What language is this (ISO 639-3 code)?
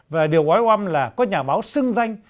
vie